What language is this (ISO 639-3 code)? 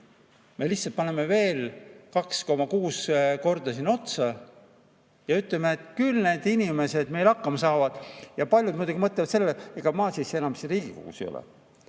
est